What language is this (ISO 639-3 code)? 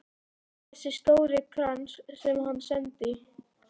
isl